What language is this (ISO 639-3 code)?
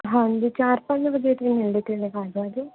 pan